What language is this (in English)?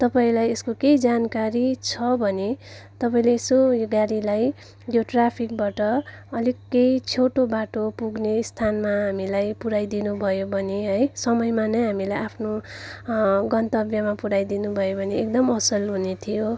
Nepali